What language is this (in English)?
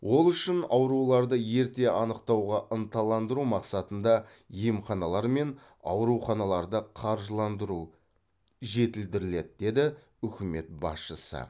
Kazakh